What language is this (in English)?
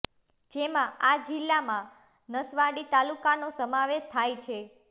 Gujarati